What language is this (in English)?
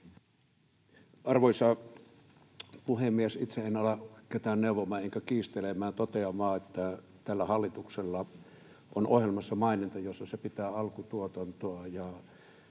Finnish